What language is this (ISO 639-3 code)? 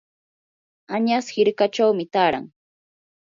qur